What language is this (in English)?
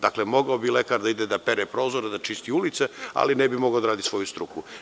Serbian